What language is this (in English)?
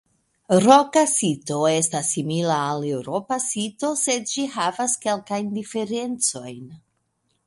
Esperanto